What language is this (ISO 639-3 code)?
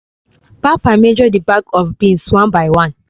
pcm